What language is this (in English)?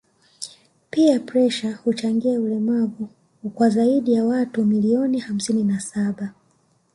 Swahili